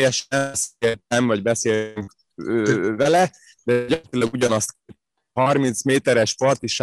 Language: Hungarian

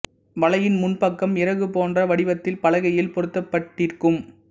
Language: Tamil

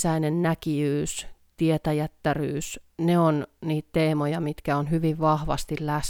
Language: Finnish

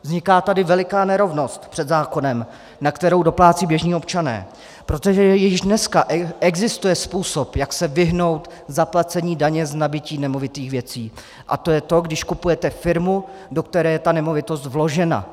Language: Czech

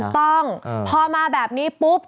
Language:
Thai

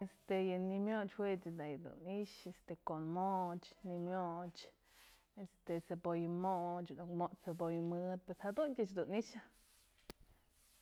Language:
Mazatlán Mixe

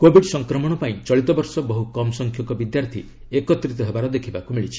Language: Odia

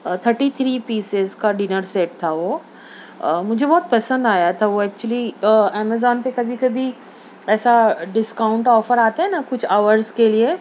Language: Urdu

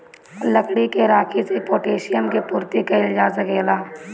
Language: Bhojpuri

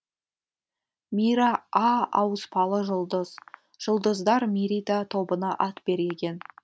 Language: Kazakh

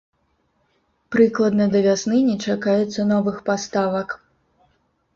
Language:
Belarusian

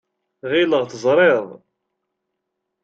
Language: Kabyle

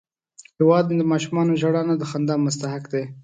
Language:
Pashto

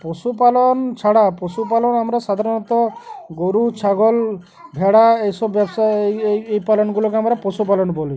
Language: Bangla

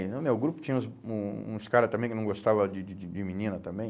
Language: Portuguese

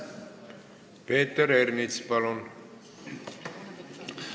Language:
Estonian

